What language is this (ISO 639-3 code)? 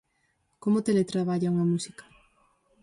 glg